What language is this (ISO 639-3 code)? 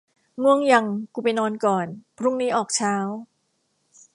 tha